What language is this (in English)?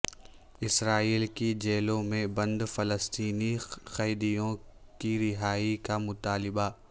Urdu